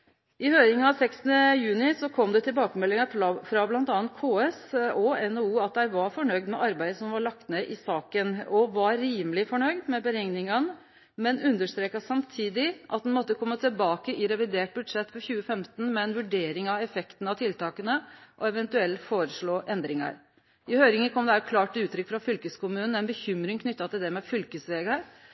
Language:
Norwegian Nynorsk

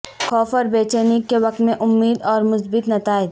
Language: Urdu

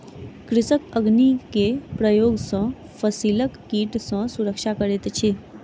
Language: Maithili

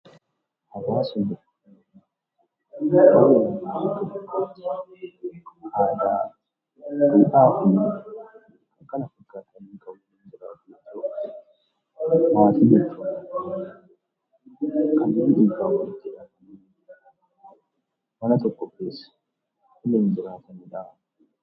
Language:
Oromo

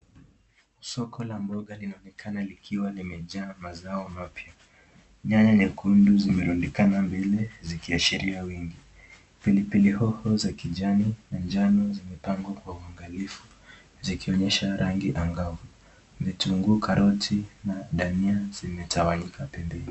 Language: Swahili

